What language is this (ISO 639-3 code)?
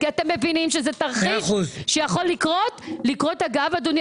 heb